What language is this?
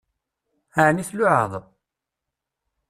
Kabyle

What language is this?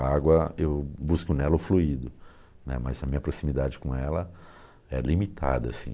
Portuguese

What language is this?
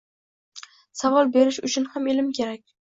Uzbek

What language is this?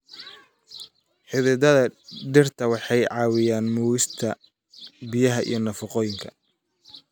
Somali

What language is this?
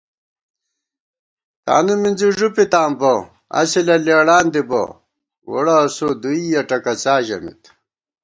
Gawar-Bati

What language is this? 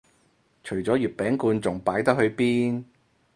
Cantonese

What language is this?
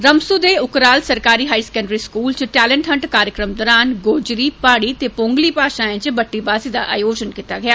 Dogri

